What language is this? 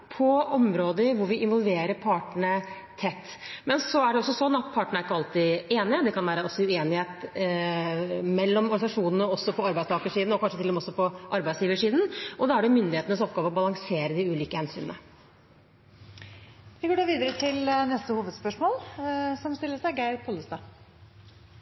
Norwegian Bokmål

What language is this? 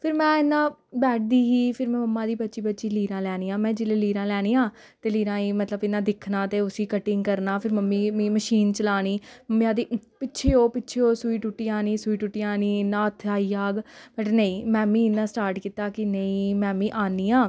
Dogri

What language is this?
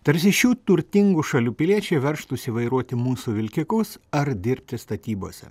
Lithuanian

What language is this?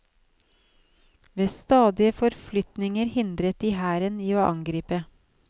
Norwegian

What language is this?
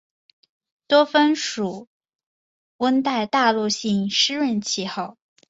Chinese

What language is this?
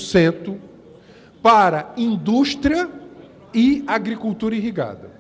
Portuguese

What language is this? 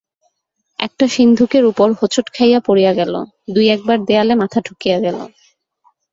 Bangla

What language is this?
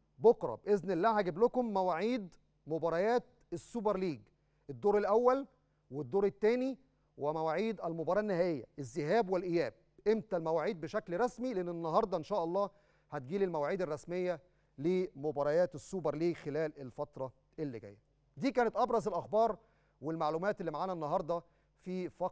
Arabic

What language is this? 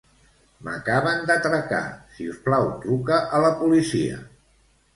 Catalan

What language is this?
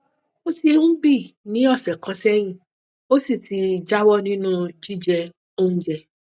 Yoruba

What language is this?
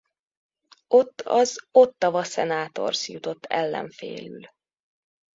Hungarian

